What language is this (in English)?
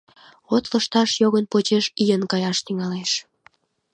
Mari